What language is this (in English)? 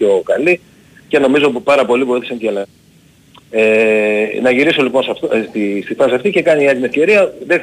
Greek